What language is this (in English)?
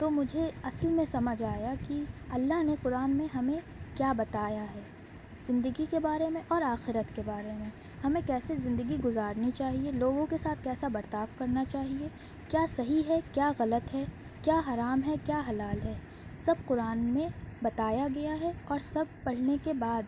Urdu